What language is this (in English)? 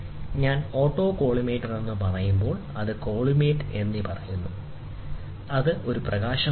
Malayalam